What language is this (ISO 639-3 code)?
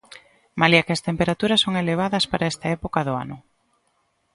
glg